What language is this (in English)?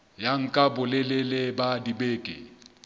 Southern Sotho